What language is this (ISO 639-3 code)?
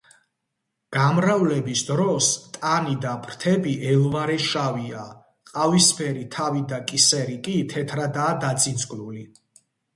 kat